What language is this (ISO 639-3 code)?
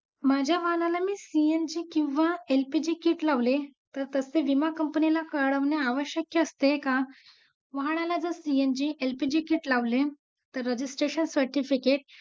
mar